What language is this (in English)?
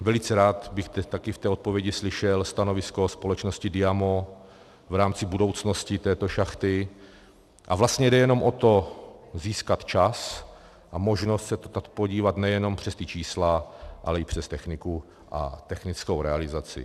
Czech